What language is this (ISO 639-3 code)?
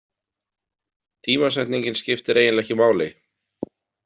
isl